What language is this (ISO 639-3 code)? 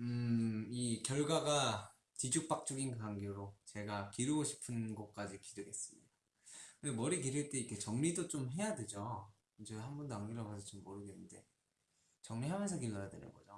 kor